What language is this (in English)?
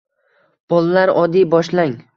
Uzbek